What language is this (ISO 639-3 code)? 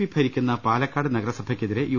mal